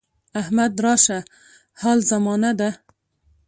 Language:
Pashto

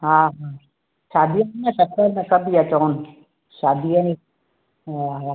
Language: Sindhi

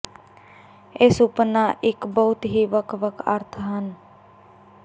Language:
Punjabi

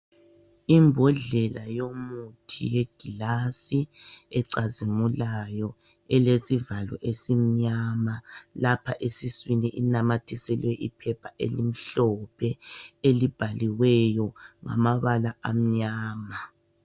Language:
North Ndebele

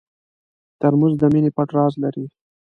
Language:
Pashto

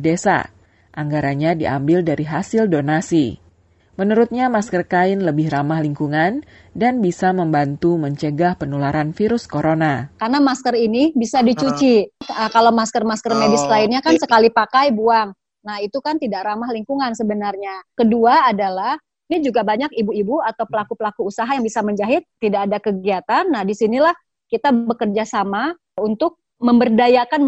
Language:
Indonesian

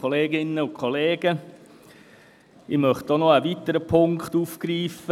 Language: Swiss German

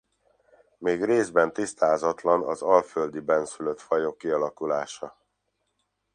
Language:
Hungarian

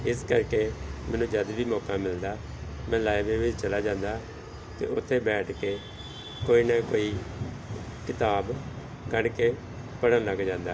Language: Punjabi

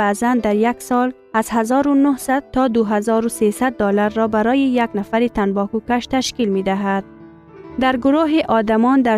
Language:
Persian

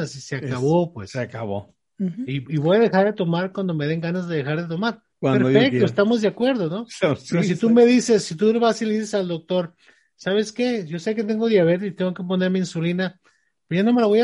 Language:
Spanish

